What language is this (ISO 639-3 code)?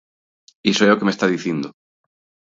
glg